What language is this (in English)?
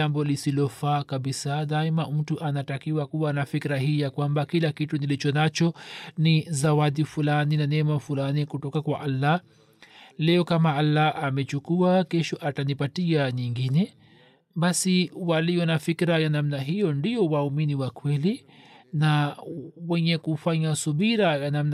Swahili